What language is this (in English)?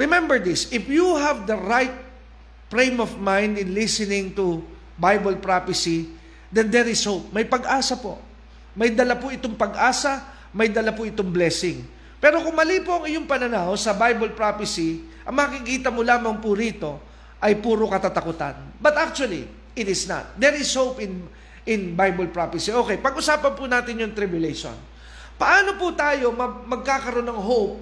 Filipino